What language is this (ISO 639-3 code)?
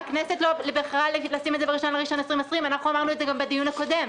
heb